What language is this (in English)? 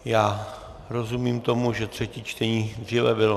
Czech